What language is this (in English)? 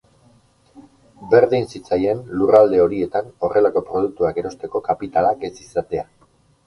Basque